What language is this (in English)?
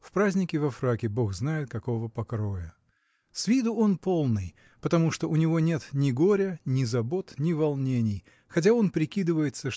Russian